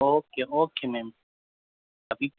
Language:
Urdu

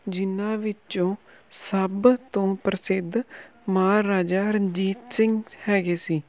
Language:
Punjabi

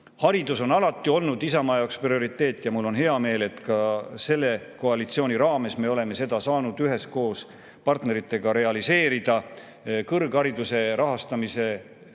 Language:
Estonian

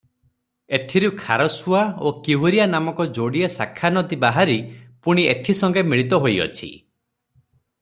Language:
Odia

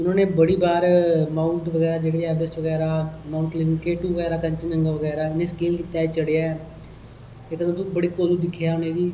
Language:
Dogri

